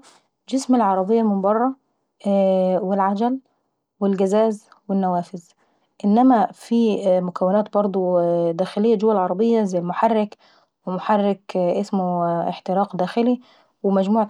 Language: Saidi Arabic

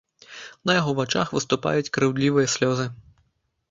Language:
Belarusian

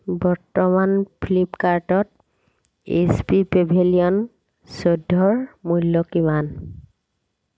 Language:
Assamese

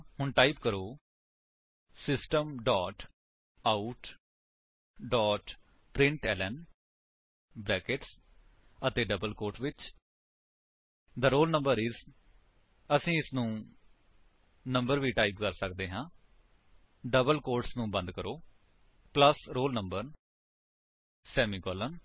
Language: Punjabi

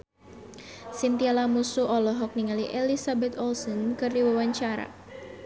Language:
Sundanese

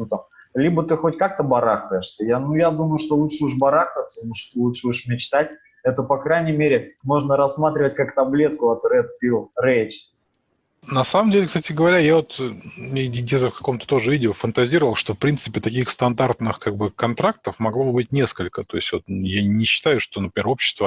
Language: Russian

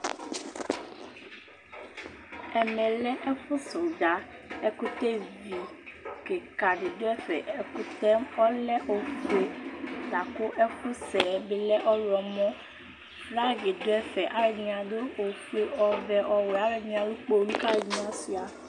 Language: Ikposo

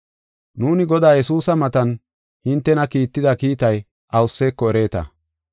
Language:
Gofa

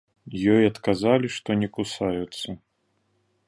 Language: Belarusian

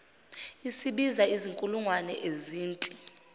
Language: Zulu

